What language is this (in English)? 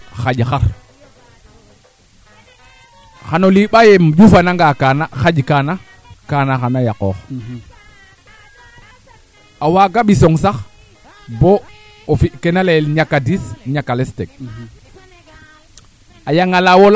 Serer